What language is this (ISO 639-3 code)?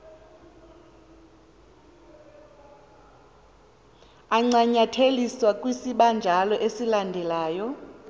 xho